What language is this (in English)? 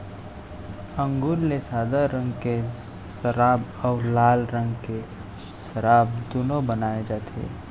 Chhattisgarhi